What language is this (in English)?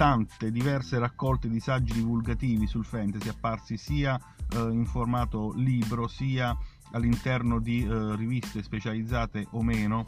Italian